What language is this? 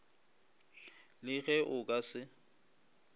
Northern Sotho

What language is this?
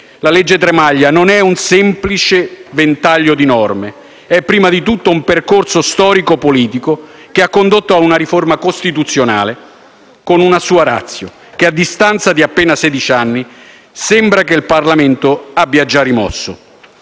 Italian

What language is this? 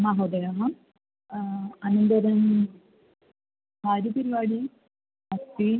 Sanskrit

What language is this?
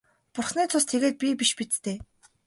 Mongolian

